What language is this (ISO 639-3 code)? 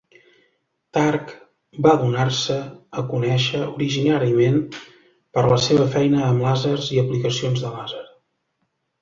cat